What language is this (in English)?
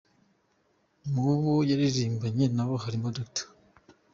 Kinyarwanda